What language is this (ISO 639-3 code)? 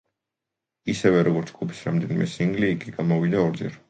kat